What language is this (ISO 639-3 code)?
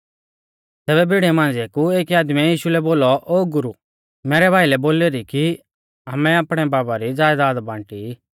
bfz